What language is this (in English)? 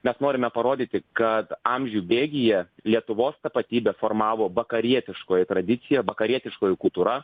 Lithuanian